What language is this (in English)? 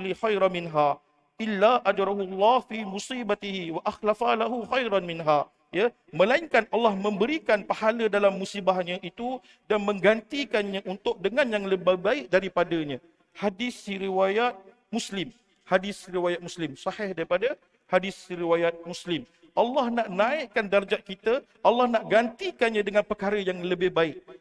Malay